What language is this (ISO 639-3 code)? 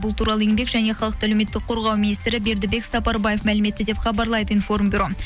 kaz